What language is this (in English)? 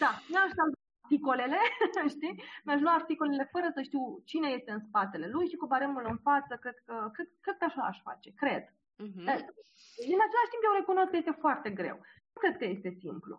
Romanian